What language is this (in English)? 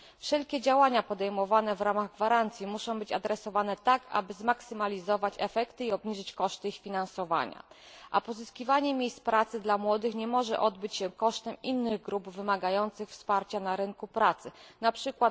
Polish